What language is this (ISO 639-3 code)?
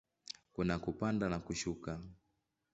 swa